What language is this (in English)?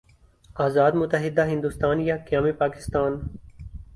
Urdu